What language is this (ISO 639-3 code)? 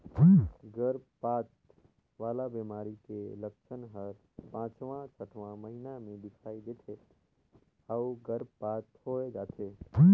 hne